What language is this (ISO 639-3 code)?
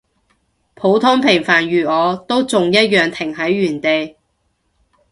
yue